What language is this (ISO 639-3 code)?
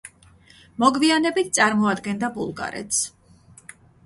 kat